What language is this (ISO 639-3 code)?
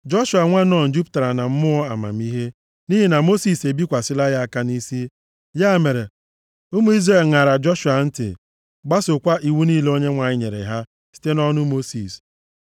ibo